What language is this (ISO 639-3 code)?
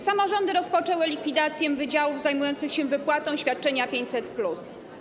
pol